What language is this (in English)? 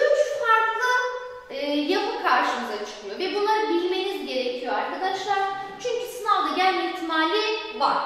Turkish